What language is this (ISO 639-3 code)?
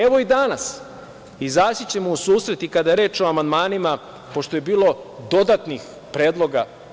srp